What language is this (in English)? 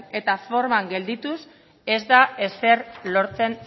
Basque